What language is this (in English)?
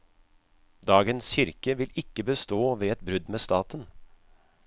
Norwegian